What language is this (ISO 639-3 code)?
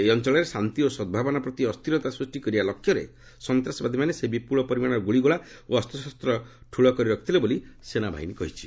ori